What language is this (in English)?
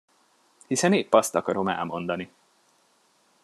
Hungarian